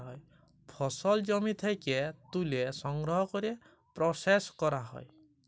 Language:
Bangla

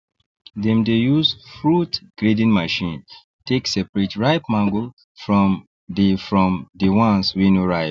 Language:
Nigerian Pidgin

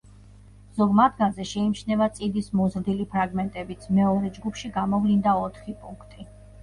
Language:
Georgian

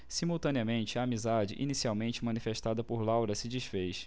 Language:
Portuguese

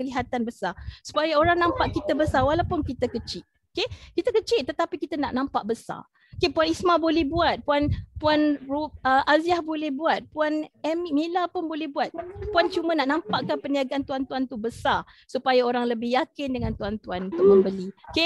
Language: Malay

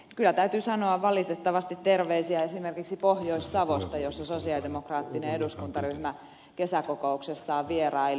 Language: Finnish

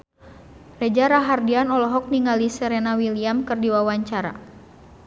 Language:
Sundanese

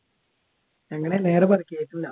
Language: Malayalam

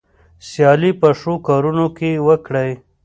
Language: Pashto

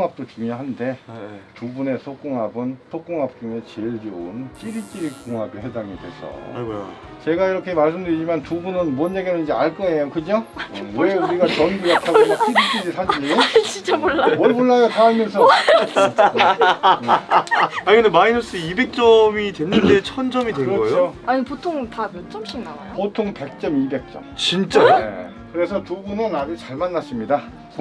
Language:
Korean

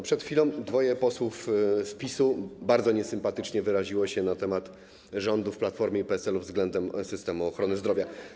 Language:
Polish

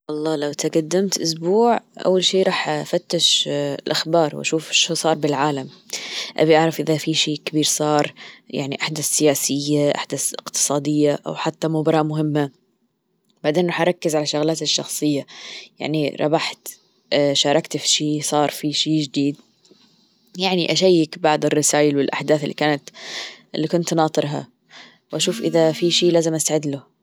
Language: Gulf Arabic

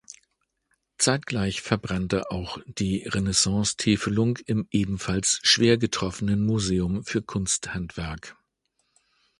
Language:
German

